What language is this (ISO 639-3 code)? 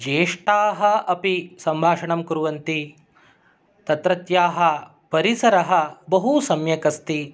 san